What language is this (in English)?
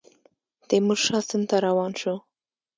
Pashto